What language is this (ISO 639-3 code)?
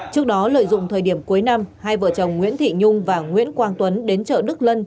vie